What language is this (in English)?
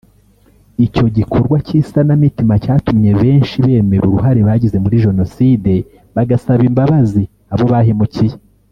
Kinyarwanda